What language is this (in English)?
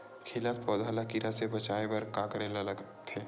Chhattisgarhi